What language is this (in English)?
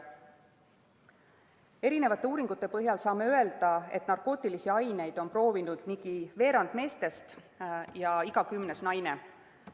Estonian